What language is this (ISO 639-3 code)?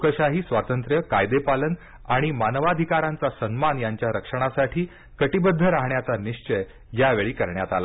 mar